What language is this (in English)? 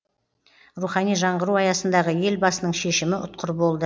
Kazakh